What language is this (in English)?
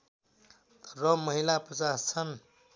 Nepali